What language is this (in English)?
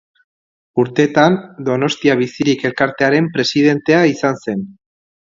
Basque